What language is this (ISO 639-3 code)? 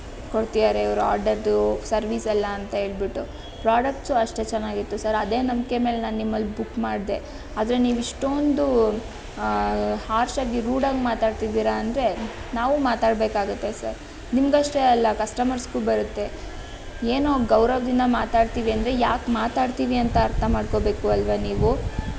kan